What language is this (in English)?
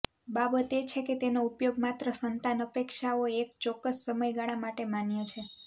Gujarati